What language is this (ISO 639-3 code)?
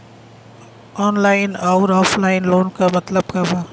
bho